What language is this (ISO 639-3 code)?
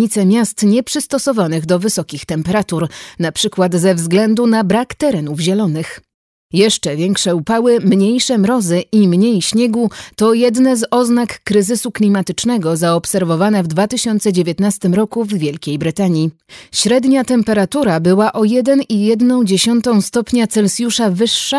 pol